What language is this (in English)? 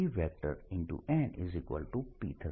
Gujarati